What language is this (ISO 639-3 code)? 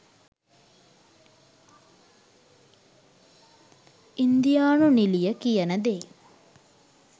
sin